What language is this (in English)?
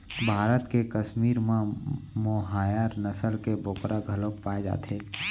Chhattisgarhi